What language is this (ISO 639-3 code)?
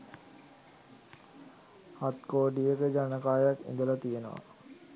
sin